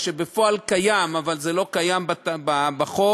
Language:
Hebrew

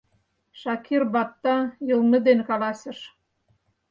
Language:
Mari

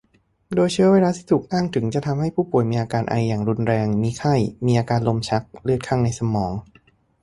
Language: Thai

